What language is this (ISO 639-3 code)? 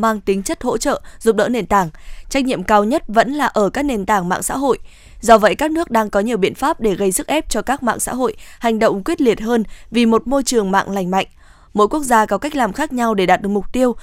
vie